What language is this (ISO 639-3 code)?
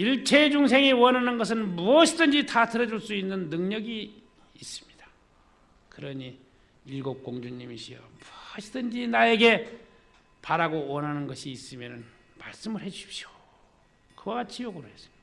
kor